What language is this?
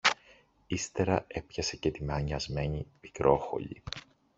Greek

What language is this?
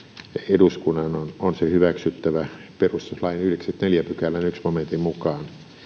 Finnish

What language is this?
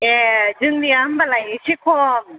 Bodo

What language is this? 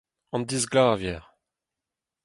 Breton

